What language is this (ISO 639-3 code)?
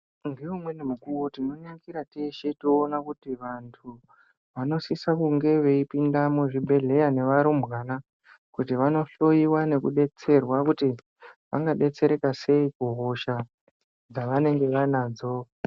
ndc